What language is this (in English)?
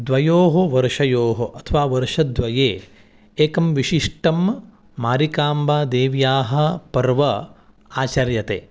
Sanskrit